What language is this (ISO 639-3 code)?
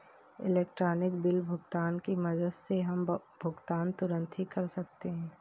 hin